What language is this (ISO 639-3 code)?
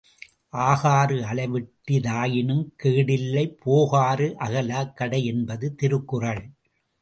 tam